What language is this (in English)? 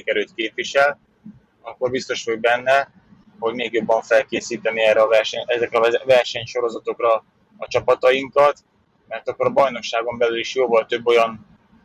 Hungarian